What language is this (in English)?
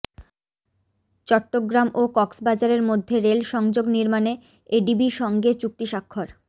Bangla